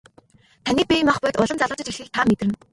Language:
Mongolian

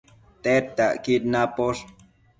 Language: Matsés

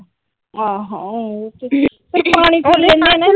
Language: Punjabi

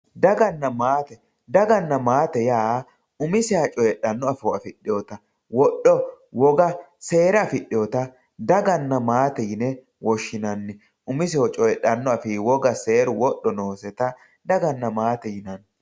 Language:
Sidamo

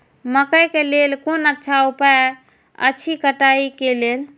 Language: Maithili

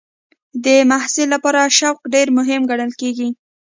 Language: Pashto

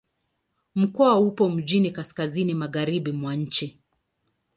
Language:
Swahili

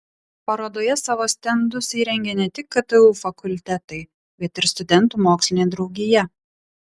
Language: Lithuanian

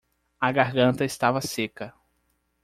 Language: Portuguese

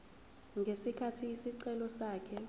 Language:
Zulu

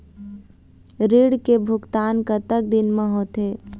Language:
Chhattisgarhi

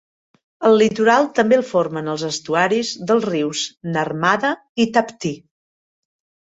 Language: Catalan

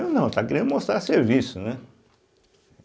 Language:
Portuguese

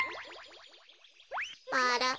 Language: Japanese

